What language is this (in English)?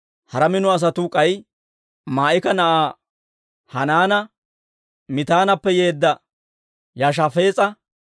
Dawro